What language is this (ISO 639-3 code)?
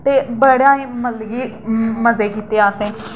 doi